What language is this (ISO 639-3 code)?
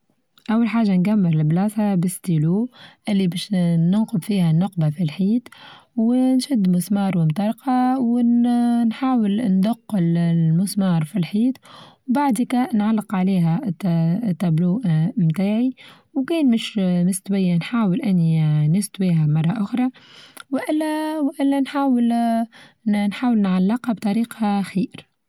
aeb